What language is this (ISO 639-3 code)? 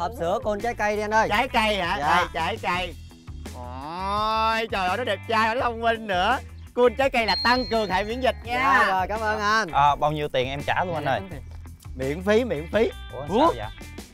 vie